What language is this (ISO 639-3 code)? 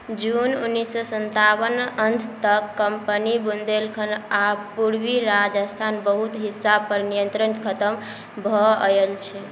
mai